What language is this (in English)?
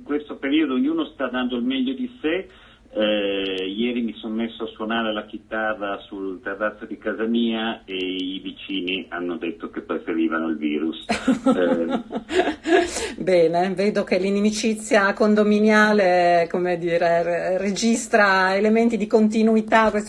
Italian